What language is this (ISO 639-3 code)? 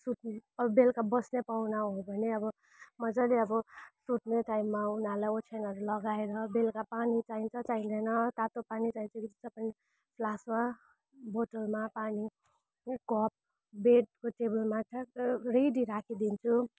nep